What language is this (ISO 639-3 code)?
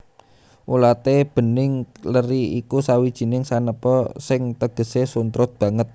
jav